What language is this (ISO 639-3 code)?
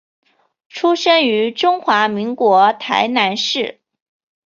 zho